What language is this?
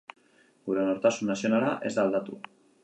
Basque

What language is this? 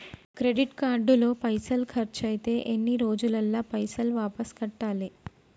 Telugu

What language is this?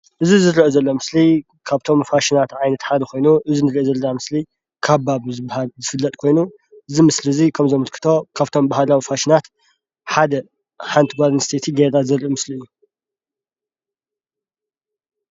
Tigrinya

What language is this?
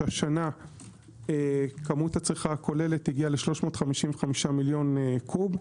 Hebrew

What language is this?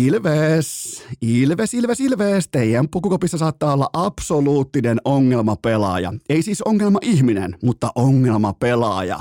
Finnish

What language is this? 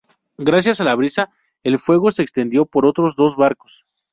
Spanish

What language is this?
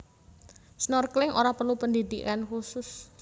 Javanese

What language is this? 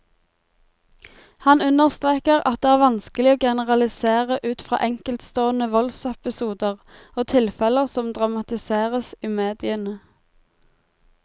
Norwegian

